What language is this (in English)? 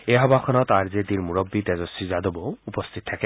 Assamese